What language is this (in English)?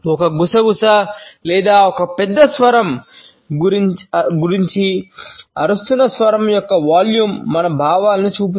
Telugu